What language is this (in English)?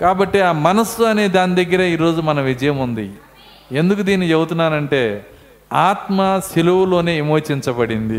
Telugu